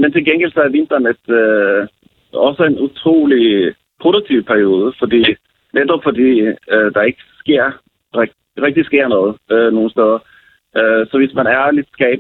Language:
Danish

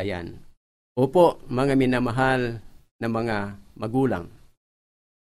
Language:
Filipino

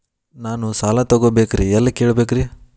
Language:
Kannada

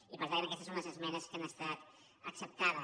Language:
Catalan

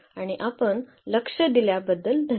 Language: Marathi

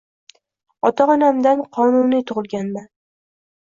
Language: Uzbek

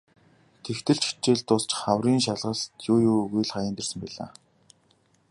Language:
Mongolian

